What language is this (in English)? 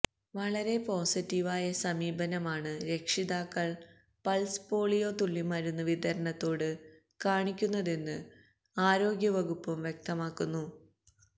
Malayalam